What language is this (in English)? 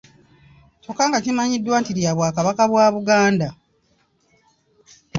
Ganda